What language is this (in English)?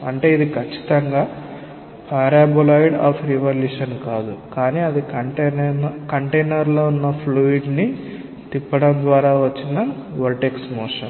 Telugu